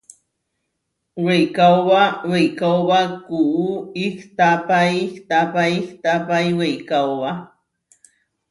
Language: Huarijio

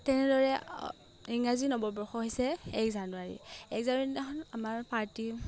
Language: Assamese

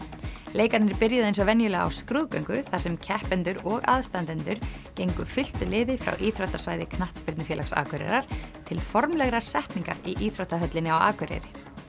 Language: Icelandic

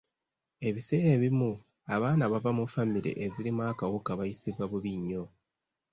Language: Ganda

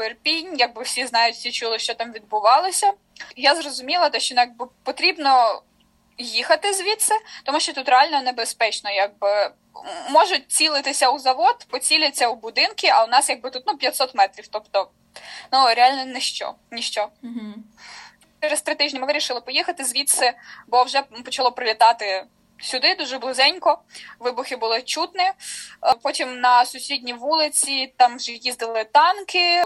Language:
Ukrainian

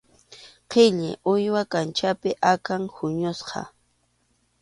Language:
Arequipa-La Unión Quechua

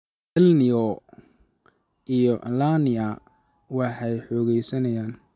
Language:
Somali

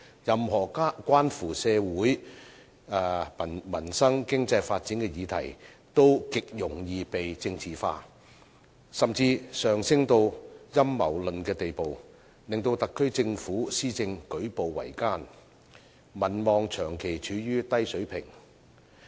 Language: Cantonese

